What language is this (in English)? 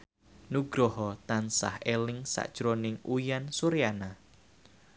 Javanese